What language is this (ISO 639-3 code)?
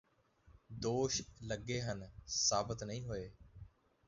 pan